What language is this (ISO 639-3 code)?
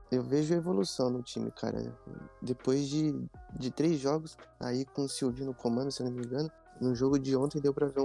por